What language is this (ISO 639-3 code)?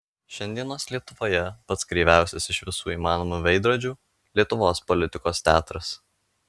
lit